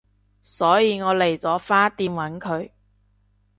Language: Cantonese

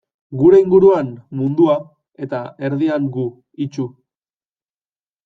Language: Basque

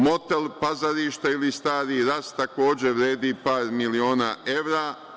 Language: Serbian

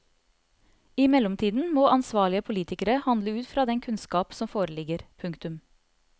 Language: Norwegian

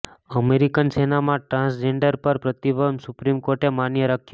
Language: Gujarati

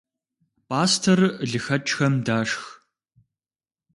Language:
Kabardian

